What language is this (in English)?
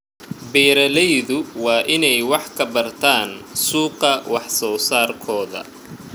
Somali